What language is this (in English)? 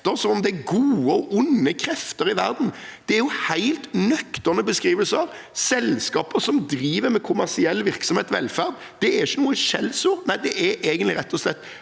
Norwegian